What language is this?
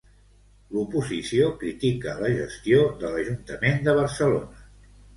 Catalan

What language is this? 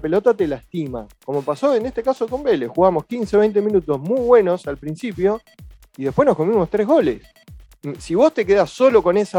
Spanish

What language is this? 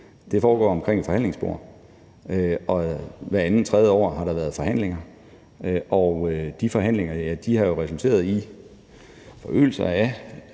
Danish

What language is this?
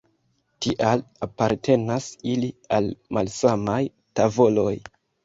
Esperanto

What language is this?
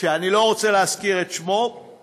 Hebrew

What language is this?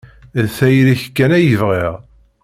Kabyle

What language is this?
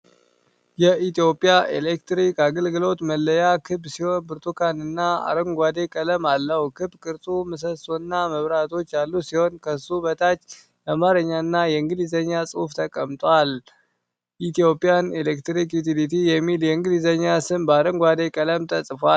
Amharic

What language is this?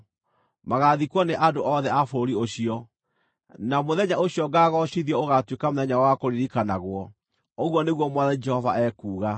Kikuyu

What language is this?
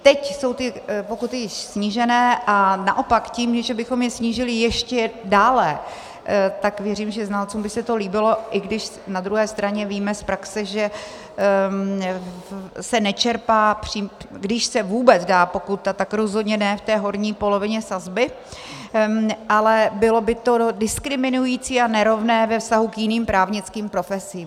Czech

